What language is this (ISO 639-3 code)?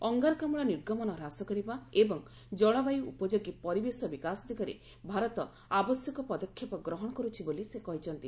ori